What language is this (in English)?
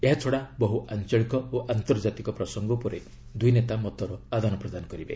Odia